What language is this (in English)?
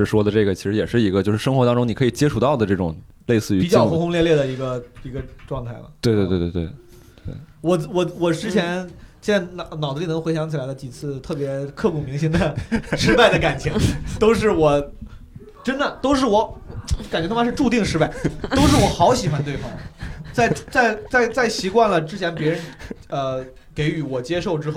Chinese